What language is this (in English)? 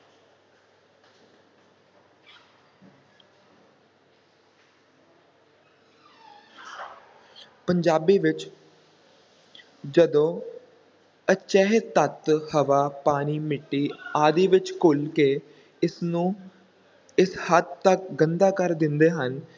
Punjabi